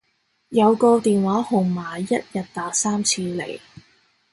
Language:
Cantonese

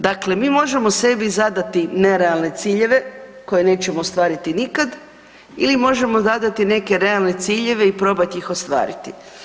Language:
Croatian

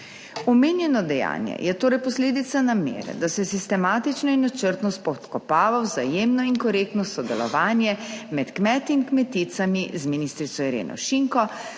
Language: Slovenian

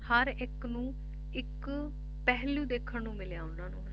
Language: Punjabi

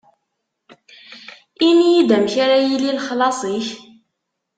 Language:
Kabyle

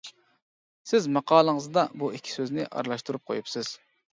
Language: Uyghur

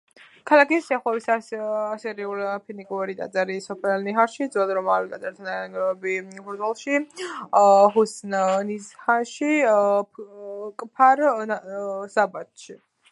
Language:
Georgian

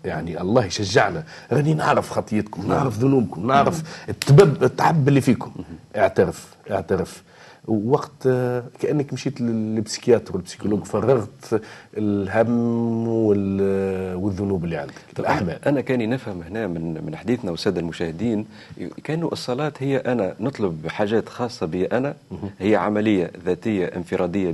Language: Arabic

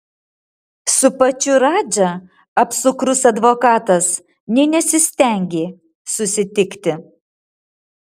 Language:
Lithuanian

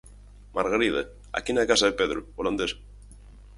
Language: Galician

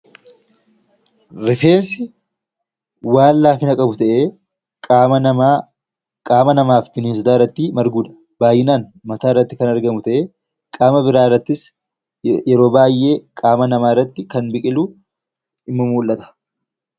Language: Oromo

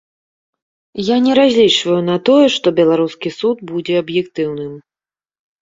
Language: Belarusian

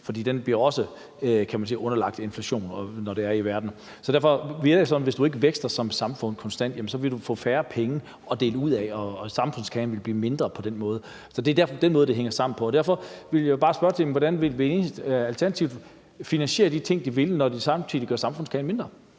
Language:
Danish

